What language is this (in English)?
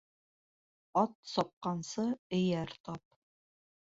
Bashkir